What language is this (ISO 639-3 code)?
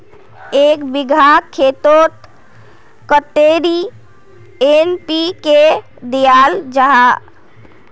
mag